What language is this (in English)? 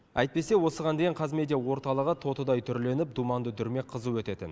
Kazakh